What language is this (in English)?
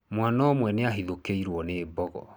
Kikuyu